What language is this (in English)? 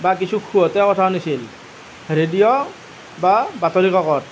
Assamese